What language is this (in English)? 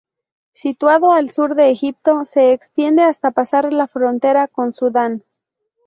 Spanish